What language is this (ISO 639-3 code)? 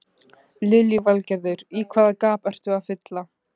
isl